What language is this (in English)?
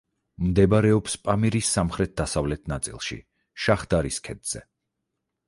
Georgian